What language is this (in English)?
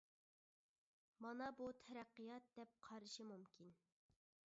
Uyghur